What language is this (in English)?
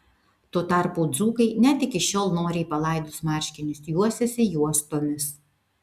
Lithuanian